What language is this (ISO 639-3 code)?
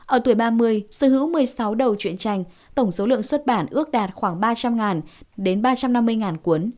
vie